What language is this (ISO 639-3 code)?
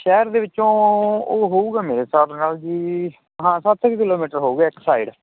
pan